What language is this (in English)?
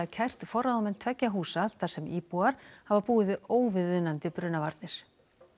Icelandic